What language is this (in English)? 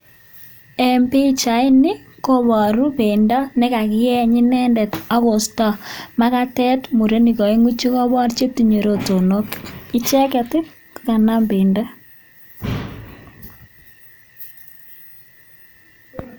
Kalenjin